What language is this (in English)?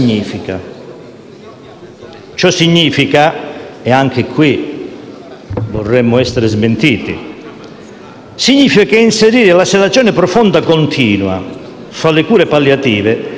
Italian